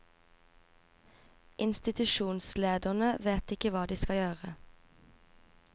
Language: Norwegian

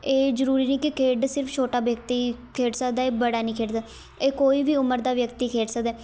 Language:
Punjabi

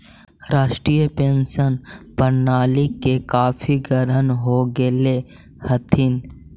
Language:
Magahi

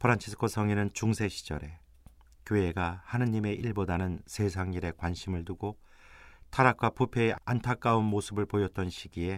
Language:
Korean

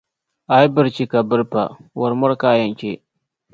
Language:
Dagbani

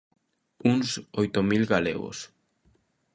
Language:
Galician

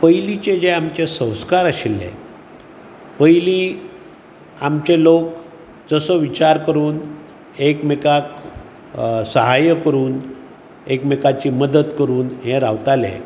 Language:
Konkani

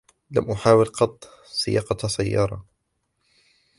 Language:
Arabic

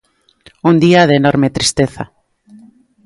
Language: Galician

